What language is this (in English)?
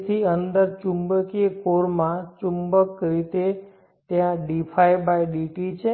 Gujarati